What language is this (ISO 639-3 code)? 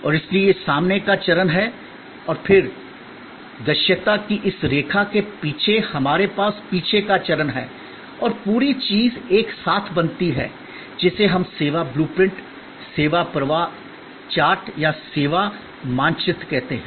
hin